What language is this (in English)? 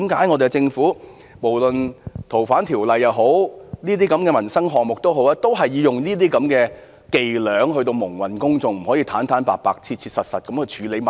Cantonese